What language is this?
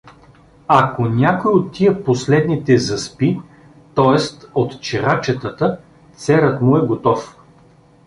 Bulgarian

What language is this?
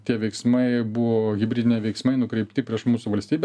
Lithuanian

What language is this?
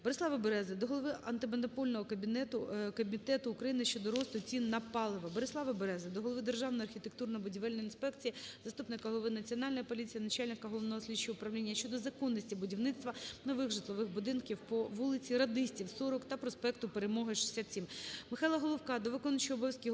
Ukrainian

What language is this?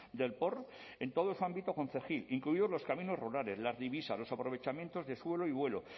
Spanish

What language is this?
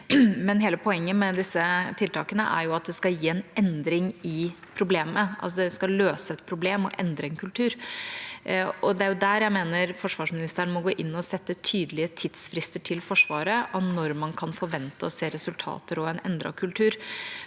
Norwegian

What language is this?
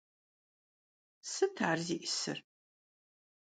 Kabardian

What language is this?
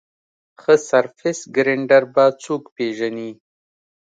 Pashto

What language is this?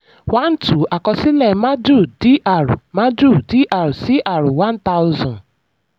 Yoruba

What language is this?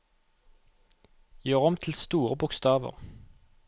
Norwegian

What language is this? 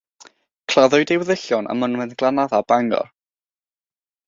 Welsh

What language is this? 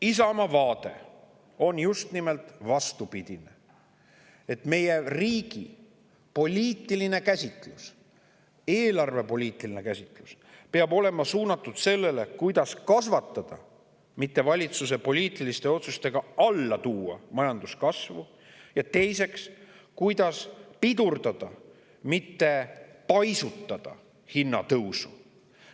Estonian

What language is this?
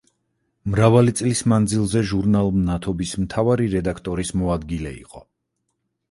Georgian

